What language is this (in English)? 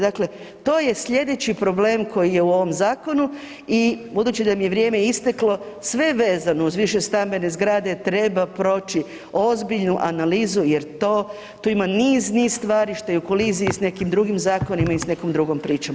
Croatian